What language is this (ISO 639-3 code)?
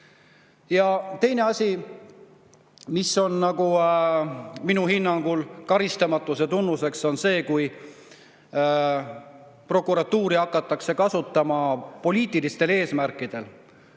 est